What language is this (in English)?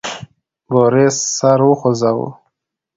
Pashto